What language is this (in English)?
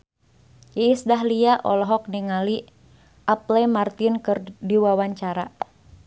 Sundanese